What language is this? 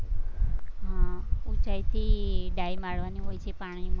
Gujarati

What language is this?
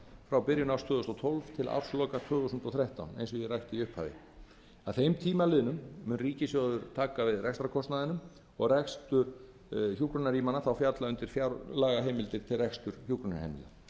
Icelandic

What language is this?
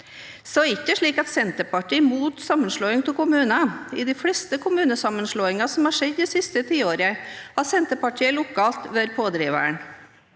Norwegian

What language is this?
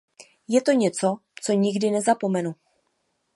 Czech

